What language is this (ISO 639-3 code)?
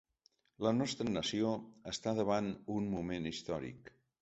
cat